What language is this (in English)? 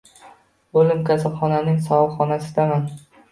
Uzbek